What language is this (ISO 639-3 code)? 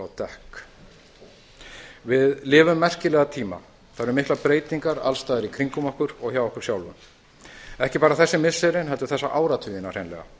isl